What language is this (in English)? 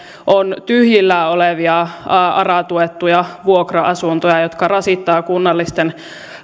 Finnish